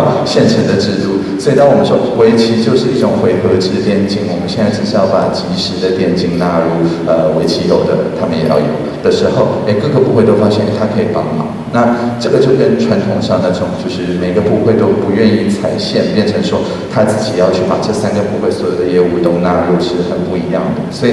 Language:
Chinese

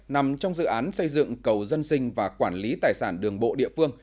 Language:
Vietnamese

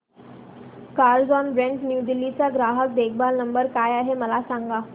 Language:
Marathi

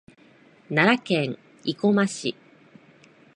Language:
Japanese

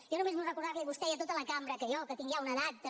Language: Catalan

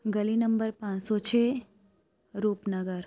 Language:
Punjabi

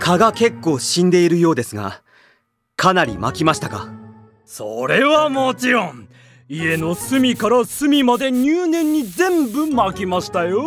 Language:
Japanese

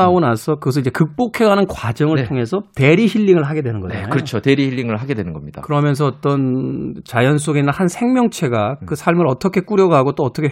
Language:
Korean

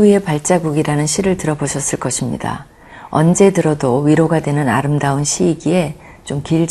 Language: Korean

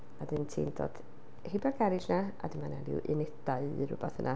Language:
Welsh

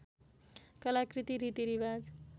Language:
Nepali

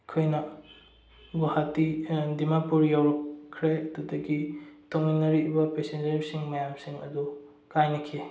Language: Manipuri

